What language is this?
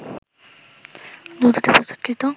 Bangla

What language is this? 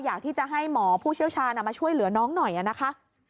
Thai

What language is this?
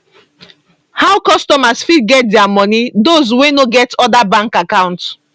Nigerian Pidgin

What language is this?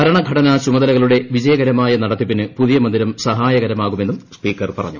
Malayalam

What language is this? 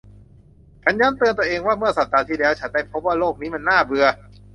Thai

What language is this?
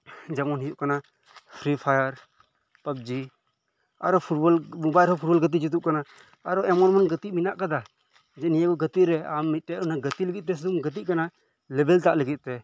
Santali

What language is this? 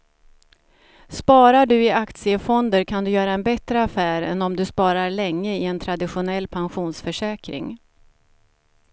Swedish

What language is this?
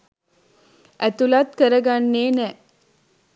Sinhala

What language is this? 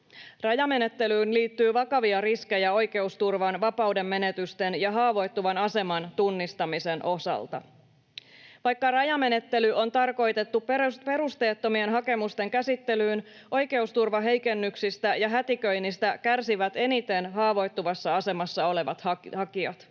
Finnish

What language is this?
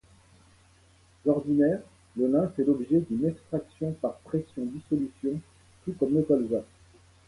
French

